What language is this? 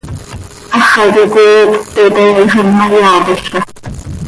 Seri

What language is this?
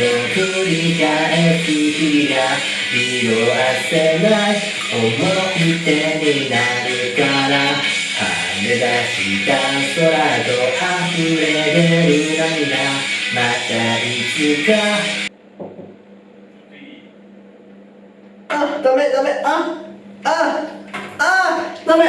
Japanese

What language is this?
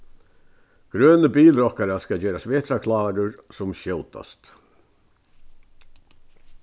Faroese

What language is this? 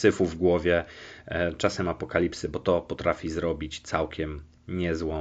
Polish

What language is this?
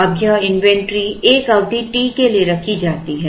Hindi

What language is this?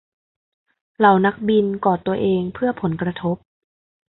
Thai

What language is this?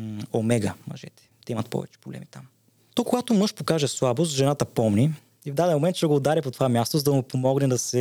Bulgarian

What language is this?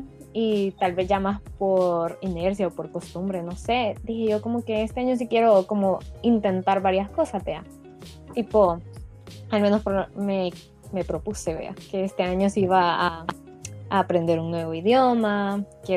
Spanish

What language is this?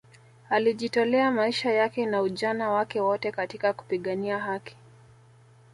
Swahili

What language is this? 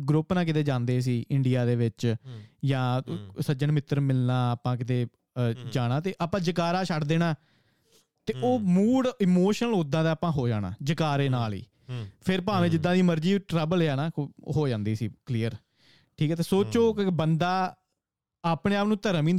Punjabi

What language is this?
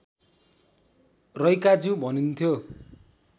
Nepali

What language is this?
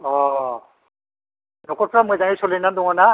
Bodo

